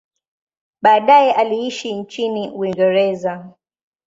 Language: Swahili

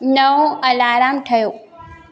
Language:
Sindhi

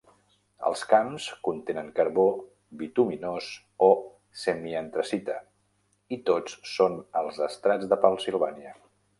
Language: Catalan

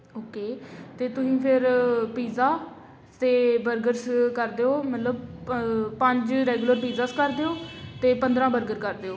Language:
Punjabi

